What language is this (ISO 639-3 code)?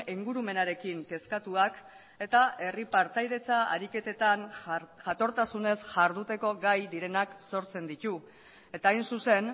eus